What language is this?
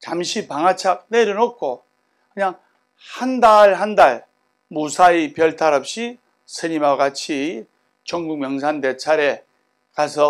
Korean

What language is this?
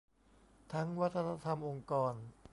Thai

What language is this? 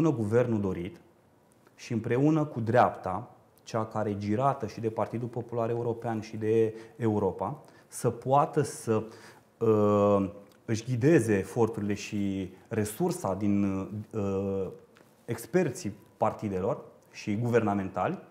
Romanian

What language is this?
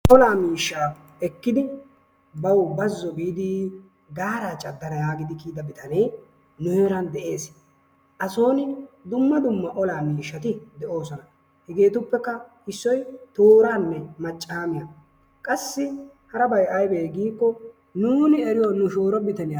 Wolaytta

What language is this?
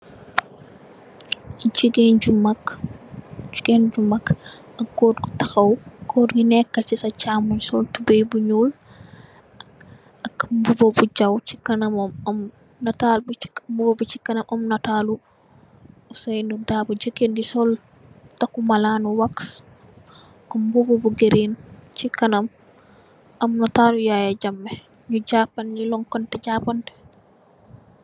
Wolof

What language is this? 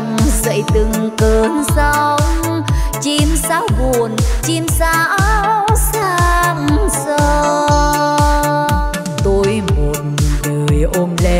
Vietnamese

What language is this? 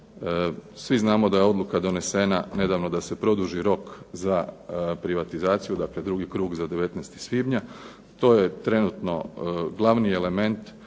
Croatian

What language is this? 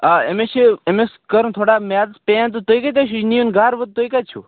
Kashmiri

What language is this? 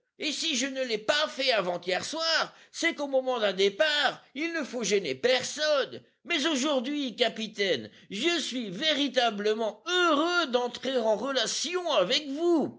French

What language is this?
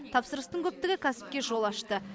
Kazakh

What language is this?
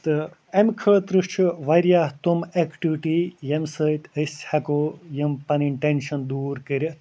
Kashmiri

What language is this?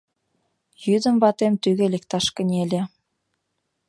Mari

